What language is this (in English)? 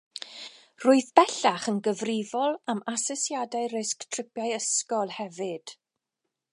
Welsh